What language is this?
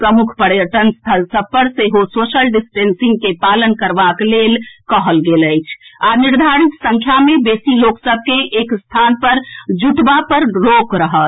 Maithili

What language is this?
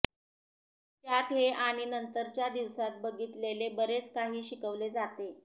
Marathi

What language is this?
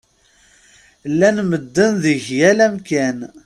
Kabyle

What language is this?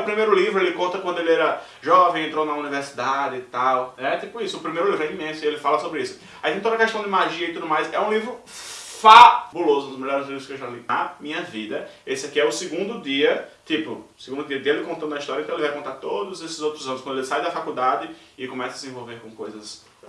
Portuguese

